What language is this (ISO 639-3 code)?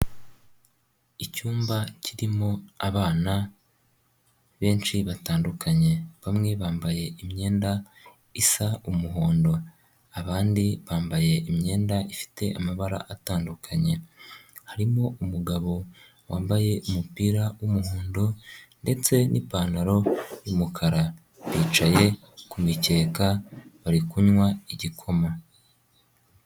kin